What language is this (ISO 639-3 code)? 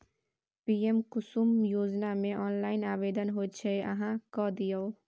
mai